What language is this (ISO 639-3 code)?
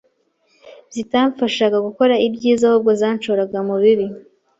kin